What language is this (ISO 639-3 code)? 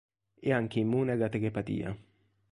ita